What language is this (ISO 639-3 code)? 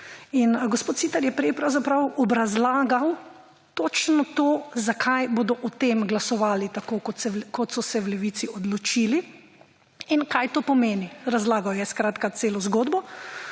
slv